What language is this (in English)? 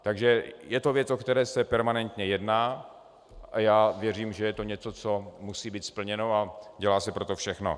Czech